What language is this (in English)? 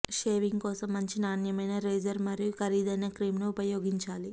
Telugu